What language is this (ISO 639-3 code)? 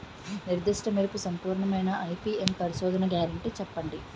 tel